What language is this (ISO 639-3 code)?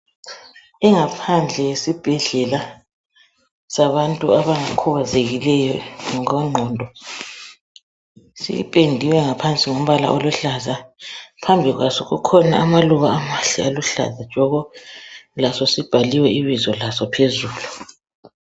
nde